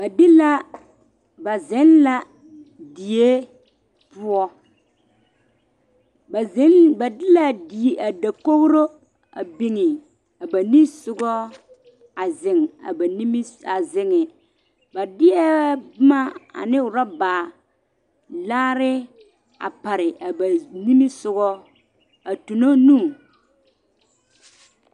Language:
Southern Dagaare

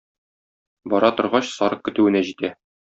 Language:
Tatar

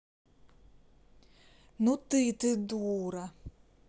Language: Russian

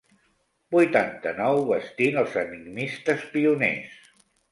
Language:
Catalan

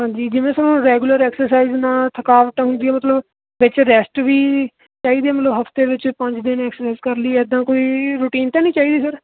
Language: Punjabi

